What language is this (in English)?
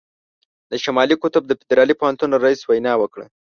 Pashto